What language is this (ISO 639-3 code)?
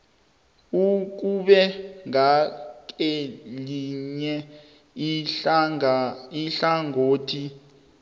nbl